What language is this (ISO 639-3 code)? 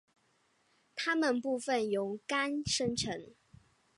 zho